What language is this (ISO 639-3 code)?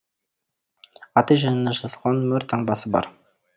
kaz